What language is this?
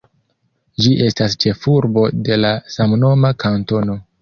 Esperanto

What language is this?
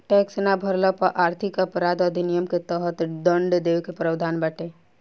Bhojpuri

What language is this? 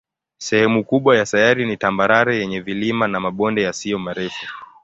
Swahili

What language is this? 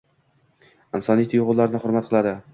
Uzbek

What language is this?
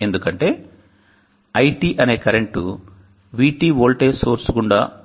Telugu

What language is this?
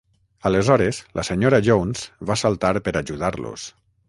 Catalan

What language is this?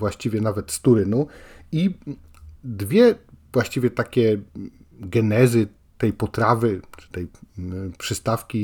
Polish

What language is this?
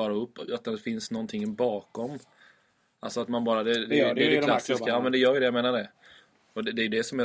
Swedish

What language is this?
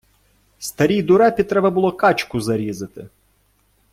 Ukrainian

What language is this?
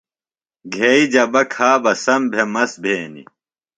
Phalura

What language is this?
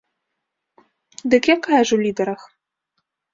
Belarusian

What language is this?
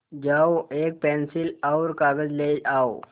Hindi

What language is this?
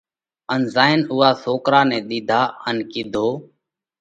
Parkari Koli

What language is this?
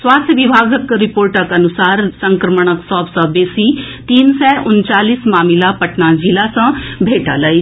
Maithili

